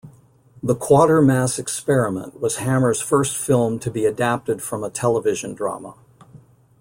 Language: English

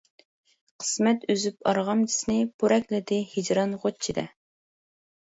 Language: Uyghur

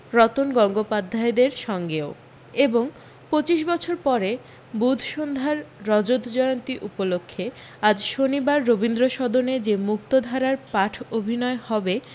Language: Bangla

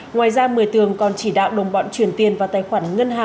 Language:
Vietnamese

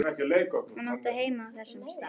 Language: Icelandic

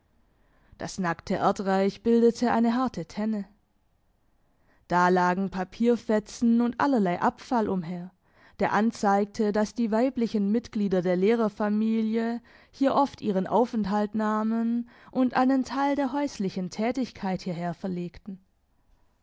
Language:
German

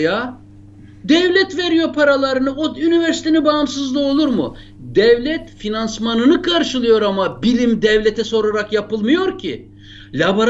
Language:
Turkish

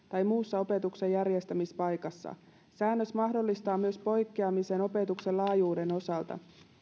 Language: Finnish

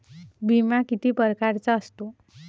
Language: Marathi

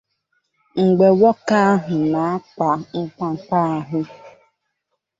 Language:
Igbo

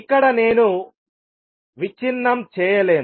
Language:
Telugu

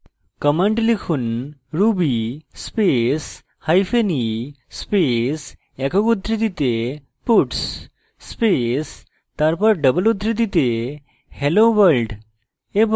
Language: Bangla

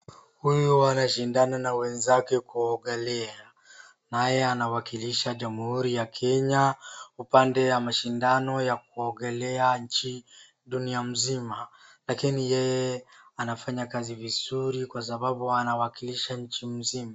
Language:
Swahili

